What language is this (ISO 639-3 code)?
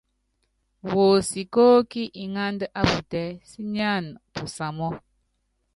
yav